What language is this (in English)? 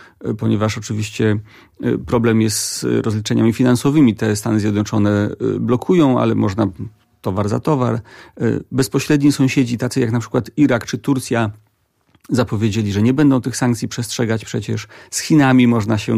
Polish